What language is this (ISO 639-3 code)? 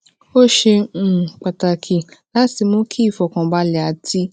yor